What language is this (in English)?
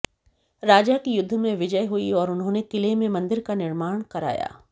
Hindi